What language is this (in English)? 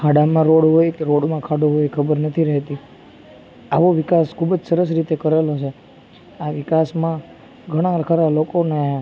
Gujarati